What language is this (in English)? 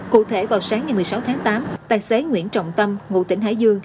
Vietnamese